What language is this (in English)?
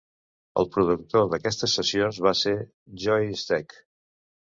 Catalan